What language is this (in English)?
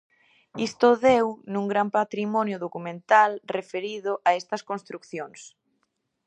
Galician